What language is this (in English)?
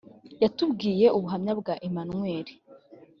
Kinyarwanda